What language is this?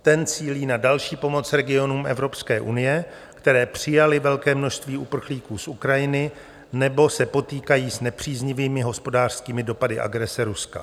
Czech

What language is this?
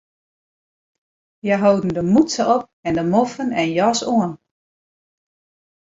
Western Frisian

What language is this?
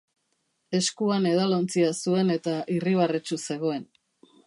Basque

